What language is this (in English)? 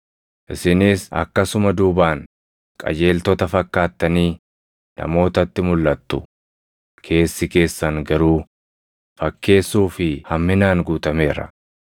Oromo